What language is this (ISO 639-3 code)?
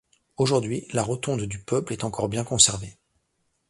fra